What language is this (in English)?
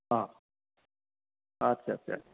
Bodo